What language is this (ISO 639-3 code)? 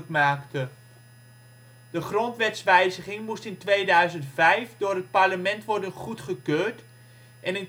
nld